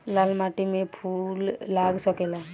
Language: Bhojpuri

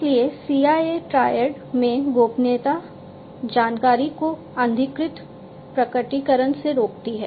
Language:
Hindi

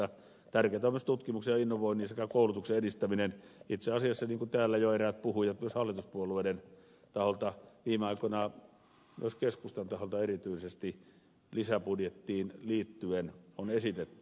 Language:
Finnish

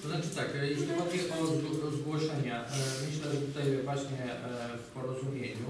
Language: Polish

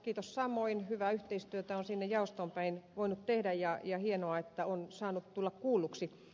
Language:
Finnish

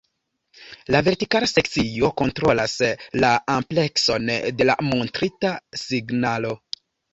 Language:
Esperanto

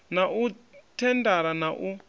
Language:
Venda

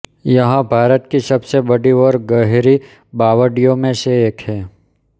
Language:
Hindi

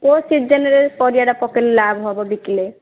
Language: Odia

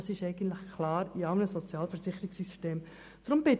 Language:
Swiss German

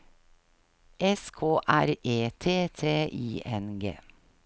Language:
Norwegian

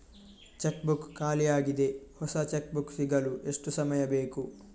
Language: Kannada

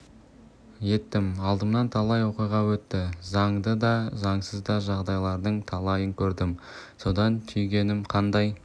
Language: Kazakh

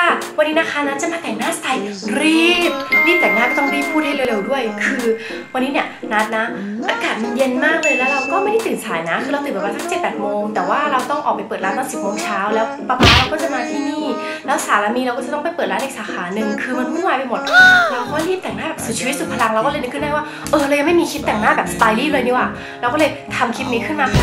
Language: Thai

